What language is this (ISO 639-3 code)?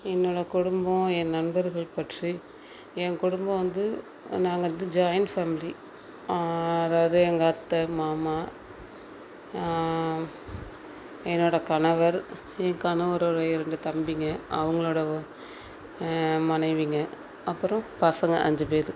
tam